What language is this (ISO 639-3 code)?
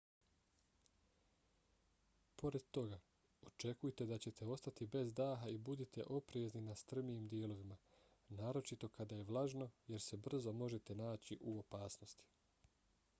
bos